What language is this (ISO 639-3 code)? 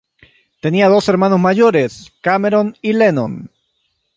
spa